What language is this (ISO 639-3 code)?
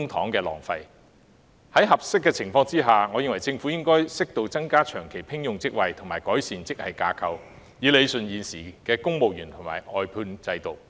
yue